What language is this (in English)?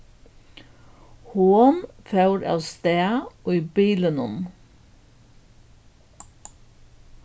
Faroese